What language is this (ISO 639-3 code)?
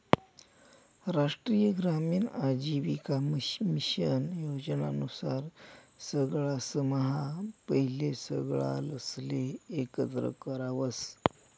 mar